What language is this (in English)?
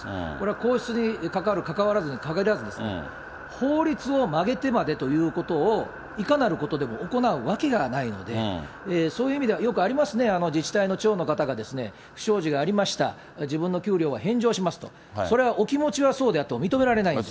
Japanese